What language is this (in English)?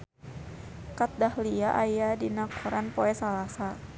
Sundanese